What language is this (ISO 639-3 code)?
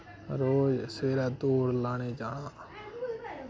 doi